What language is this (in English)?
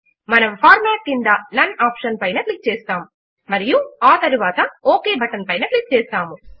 Telugu